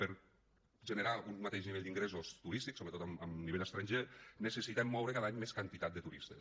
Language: Catalan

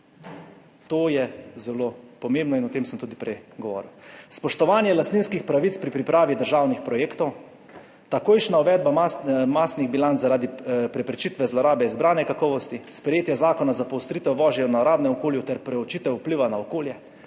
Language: Slovenian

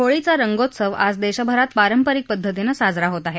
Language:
Marathi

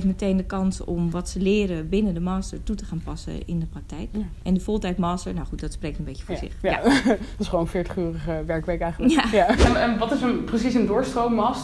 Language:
Dutch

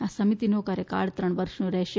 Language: Gujarati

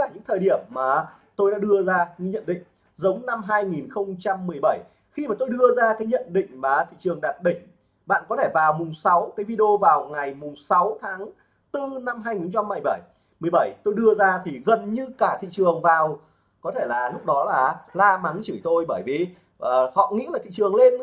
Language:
Vietnamese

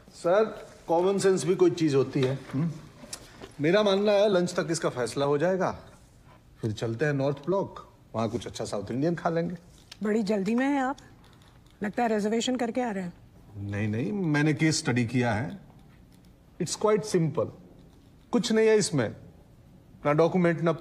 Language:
Hindi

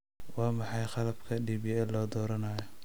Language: Somali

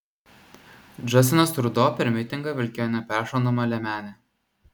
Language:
Lithuanian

